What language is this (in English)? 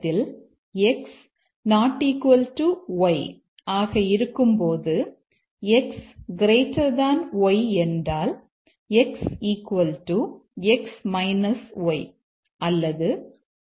Tamil